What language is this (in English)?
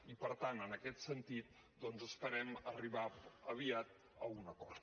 Catalan